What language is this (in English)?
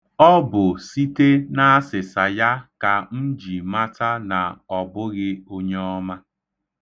Igbo